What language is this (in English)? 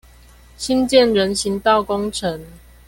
Chinese